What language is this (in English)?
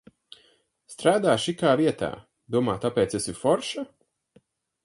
Latvian